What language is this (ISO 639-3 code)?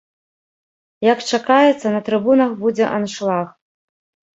bel